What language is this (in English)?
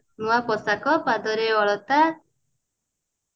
Odia